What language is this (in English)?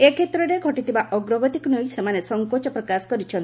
Odia